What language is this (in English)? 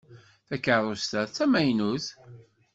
Kabyle